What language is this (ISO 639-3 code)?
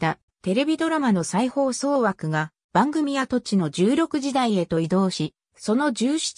jpn